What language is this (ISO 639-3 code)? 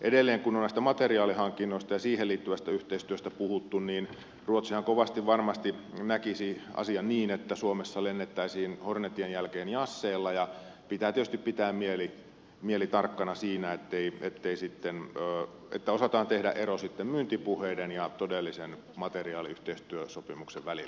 fin